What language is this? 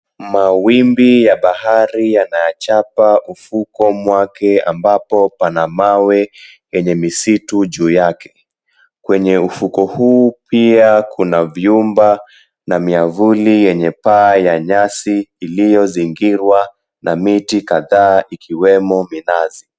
Swahili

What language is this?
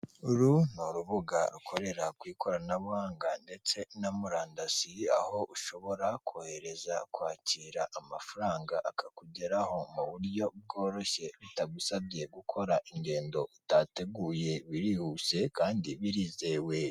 Kinyarwanda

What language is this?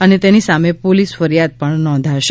Gujarati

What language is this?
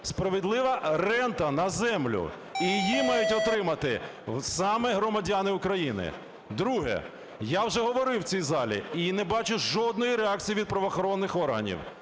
Ukrainian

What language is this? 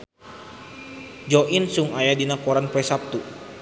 Sundanese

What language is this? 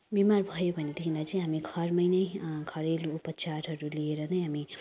Nepali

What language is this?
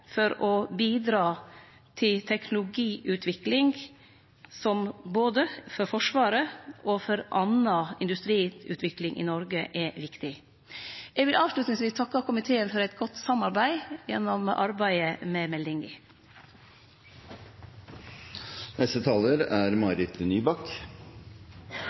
Norwegian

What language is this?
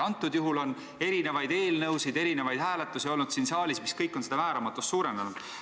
Estonian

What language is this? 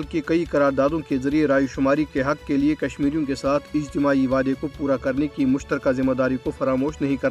Urdu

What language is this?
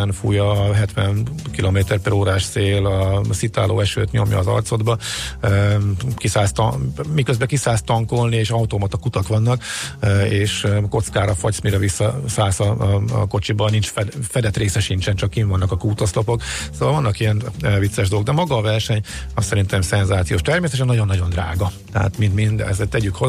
Hungarian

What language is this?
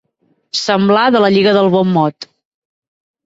Catalan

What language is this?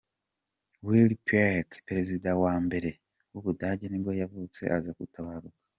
Kinyarwanda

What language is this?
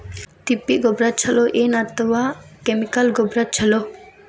Kannada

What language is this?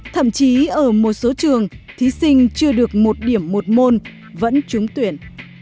Vietnamese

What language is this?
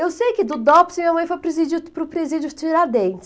Portuguese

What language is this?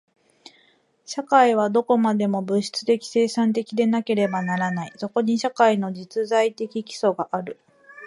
Japanese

